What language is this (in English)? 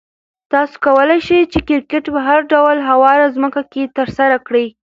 Pashto